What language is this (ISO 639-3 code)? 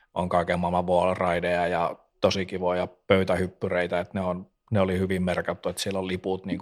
fin